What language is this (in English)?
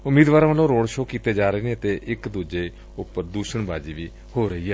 Punjabi